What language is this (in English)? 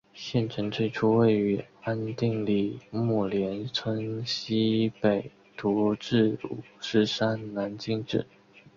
Chinese